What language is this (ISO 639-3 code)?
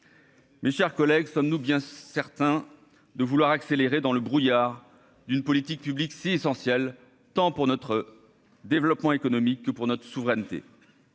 fra